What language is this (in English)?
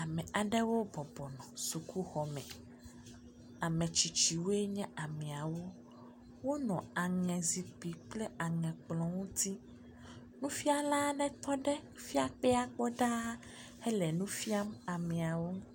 Ewe